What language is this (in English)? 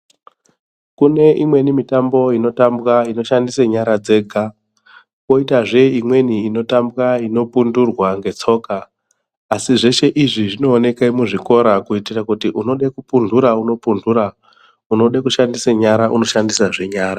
Ndau